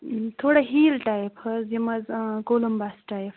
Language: Kashmiri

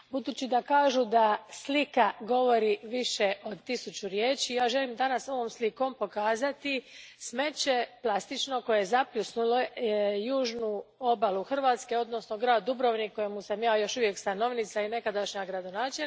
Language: Croatian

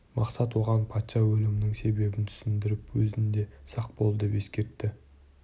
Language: Kazakh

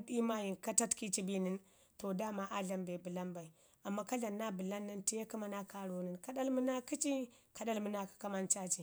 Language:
Ngizim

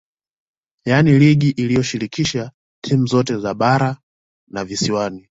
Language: Swahili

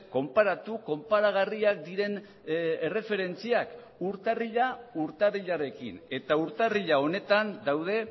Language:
Basque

